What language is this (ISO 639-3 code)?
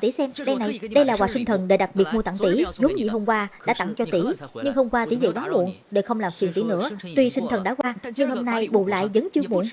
vie